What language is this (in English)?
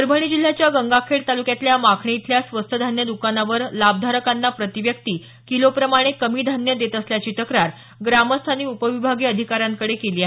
Marathi